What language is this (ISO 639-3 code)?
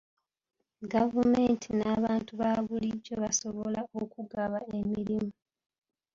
lug